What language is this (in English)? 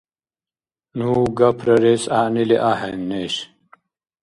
Dargwa